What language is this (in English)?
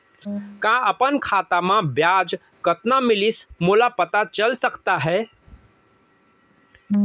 Chhattisgarhi